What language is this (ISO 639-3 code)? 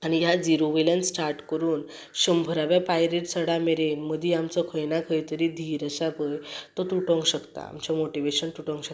kok